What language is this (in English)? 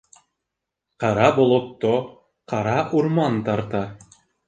Bashkir